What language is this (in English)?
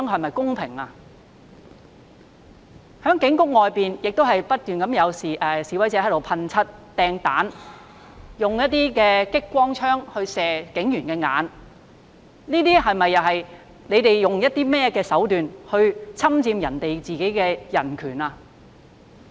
Cantonese